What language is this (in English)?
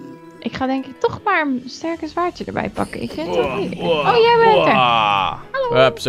Dutch